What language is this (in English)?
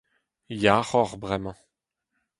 Breton